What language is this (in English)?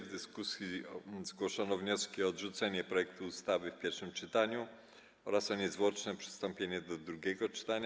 Polish